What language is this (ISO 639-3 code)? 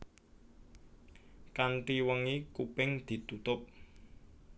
jav